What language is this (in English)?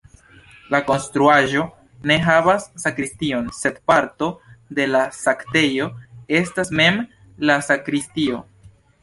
Esperanto